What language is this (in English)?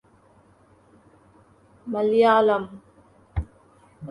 Urdu